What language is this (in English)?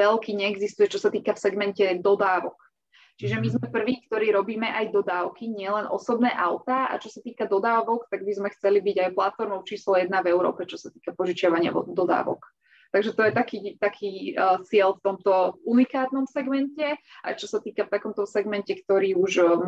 Slovak